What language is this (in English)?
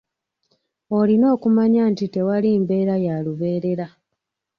Ganda